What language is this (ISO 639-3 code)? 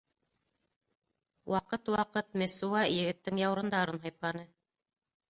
bak